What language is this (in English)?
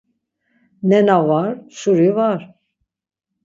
Laz